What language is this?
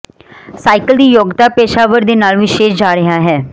Punjabi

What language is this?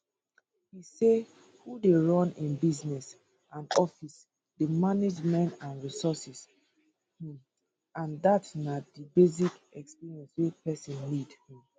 Nigerian Pidgin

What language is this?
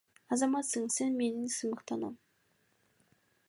Kyrgyz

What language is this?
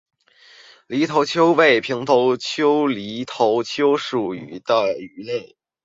Chinese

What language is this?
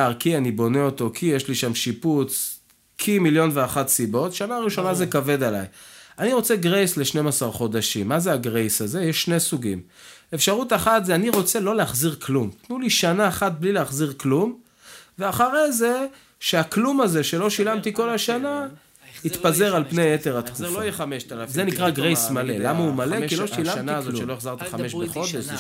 Hebrew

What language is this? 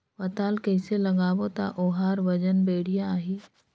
Chhattisgarhi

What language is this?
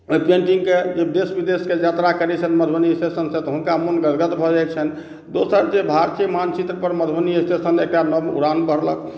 Maithili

